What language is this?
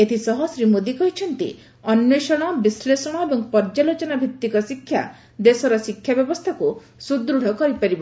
Odia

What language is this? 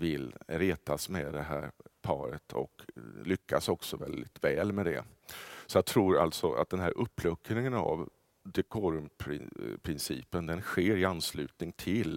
Swedish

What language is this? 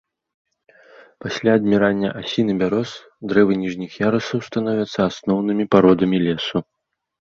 Belarusian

